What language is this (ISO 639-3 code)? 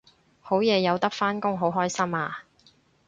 yue